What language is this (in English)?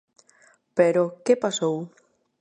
Galician